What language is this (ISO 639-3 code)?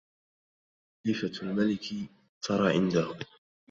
ara